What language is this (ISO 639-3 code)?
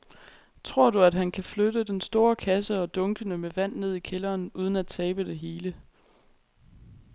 dan